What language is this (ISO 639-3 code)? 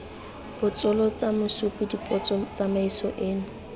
tsn